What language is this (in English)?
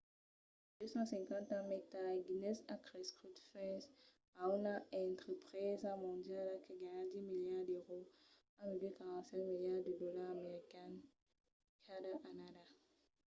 Occitan